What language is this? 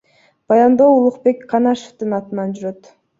Kyrgyz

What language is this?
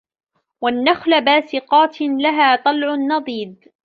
Arabic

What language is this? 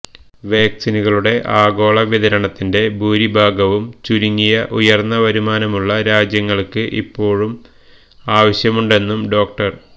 Malayalam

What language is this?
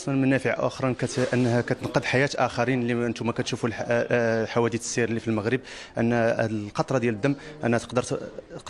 Arabic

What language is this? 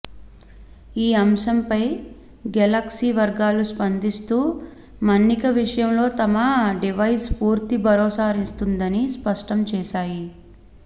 Telugu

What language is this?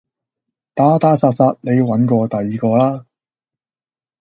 Cantonese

